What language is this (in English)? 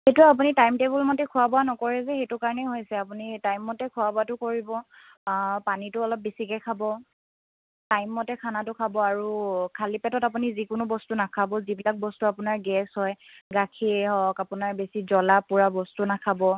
Assamese